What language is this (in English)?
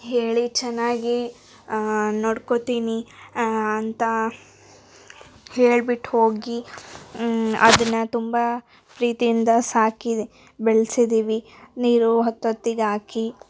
Kannada